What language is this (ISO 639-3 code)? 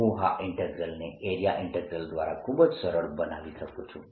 guj